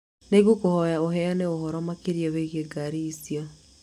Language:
Kikuyu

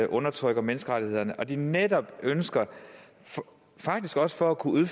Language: Danish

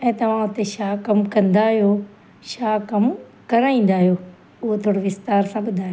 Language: Sindhi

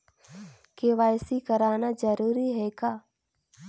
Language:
Chhattisgarhi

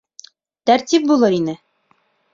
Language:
Bashkir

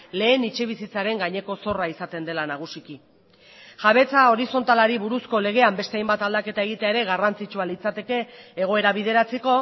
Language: Basque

